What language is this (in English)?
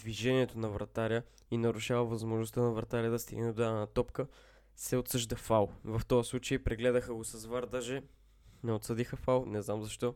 Bulgarian